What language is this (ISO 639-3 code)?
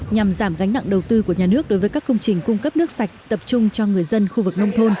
vie